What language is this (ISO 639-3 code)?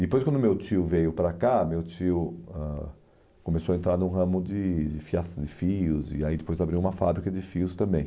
por